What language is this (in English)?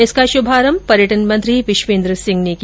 Hindi